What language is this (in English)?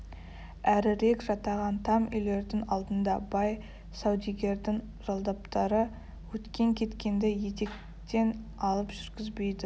Kazakh